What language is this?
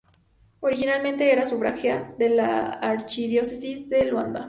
Spanish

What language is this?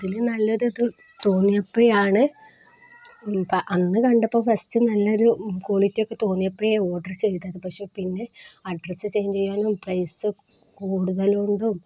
Malayalam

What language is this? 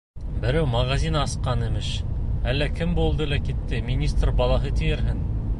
Bashkir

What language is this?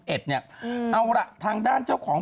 Thai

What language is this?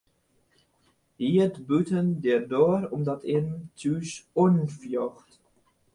Western Frisian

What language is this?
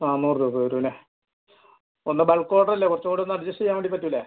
Malayalam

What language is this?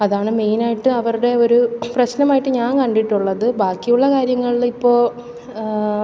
Malayalam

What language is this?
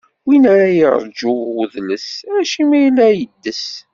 Kabyle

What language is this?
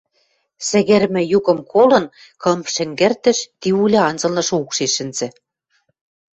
Western Mari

